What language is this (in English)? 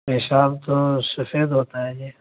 Urdu